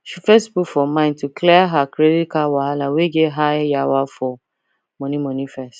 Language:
Nigerian Pidgin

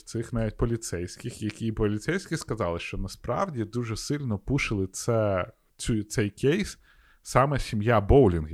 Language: Ukrainian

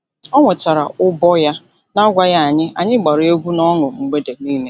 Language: Igbo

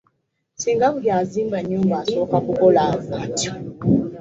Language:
Ganda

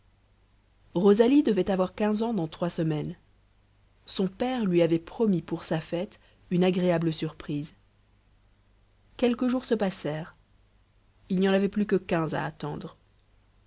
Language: French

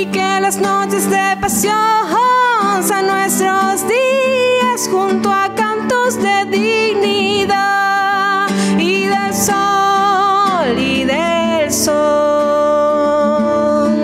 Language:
Spanish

